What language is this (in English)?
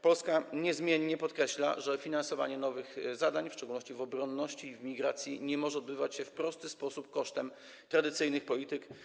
Polish